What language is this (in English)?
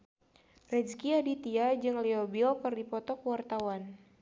Sundanese